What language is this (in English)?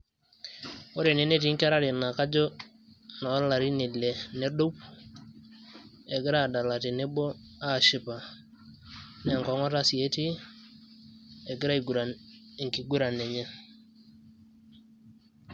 Masai